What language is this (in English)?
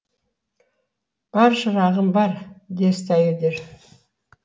Kazakh